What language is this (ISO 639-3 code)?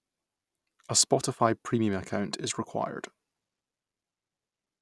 eng